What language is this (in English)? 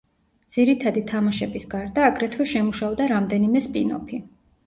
Georgian